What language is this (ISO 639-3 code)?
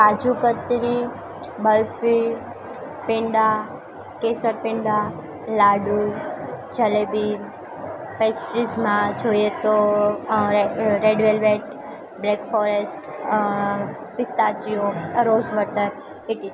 guj